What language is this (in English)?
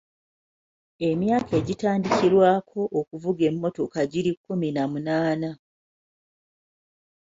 Ganda